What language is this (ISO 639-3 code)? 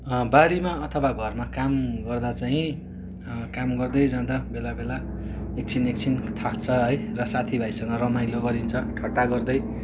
nep